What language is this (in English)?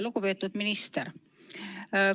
Estonian